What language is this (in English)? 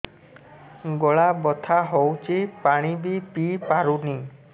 Odia